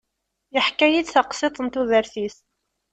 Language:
Kabyle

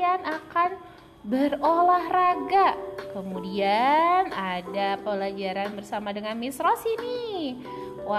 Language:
Indonesian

